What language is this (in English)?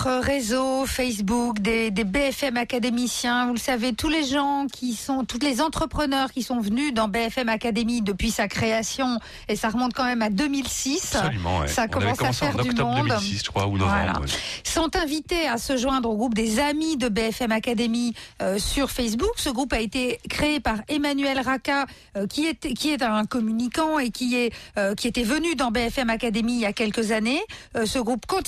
French